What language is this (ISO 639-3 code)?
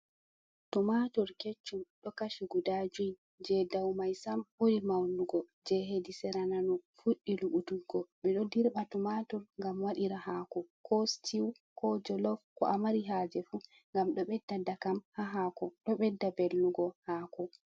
ful